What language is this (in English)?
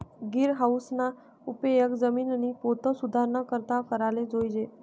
Marathi